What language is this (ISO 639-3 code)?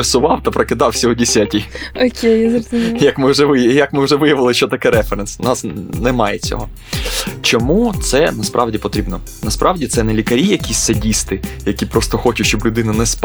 ukr